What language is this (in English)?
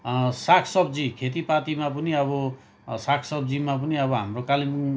Nepali